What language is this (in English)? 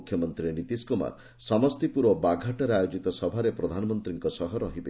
Odia